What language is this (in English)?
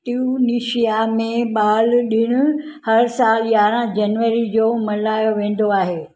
Sindhi